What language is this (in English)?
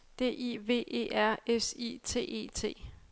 Danish